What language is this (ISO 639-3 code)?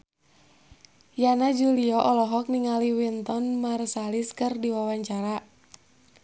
sun